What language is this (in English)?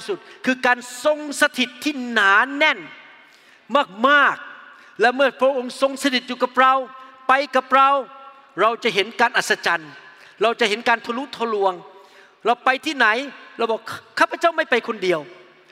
Thai